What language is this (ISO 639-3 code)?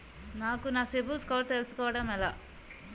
tel